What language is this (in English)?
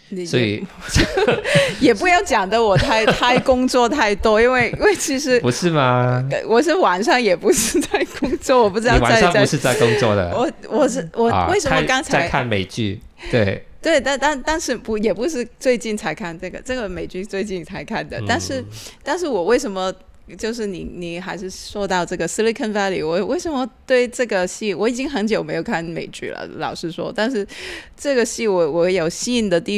Chinese